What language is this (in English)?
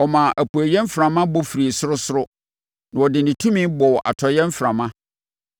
Akan